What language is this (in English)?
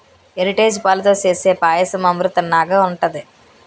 Telugu